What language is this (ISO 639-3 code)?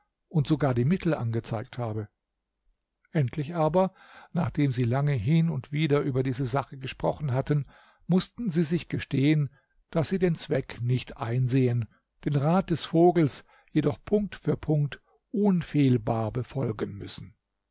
deu